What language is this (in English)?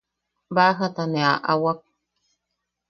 Yaqui